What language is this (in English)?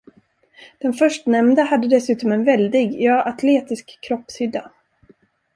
Swedish